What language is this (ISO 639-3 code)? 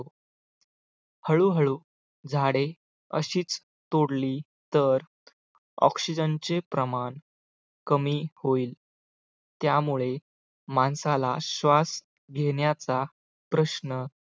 mar